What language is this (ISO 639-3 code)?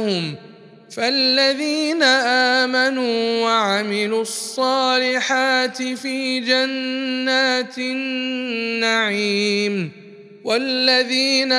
ara